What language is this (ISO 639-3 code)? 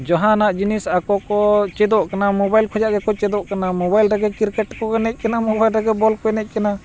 sat